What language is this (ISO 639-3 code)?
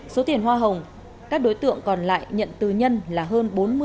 vie